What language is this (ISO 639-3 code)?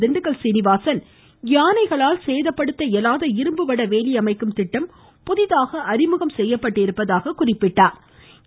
tam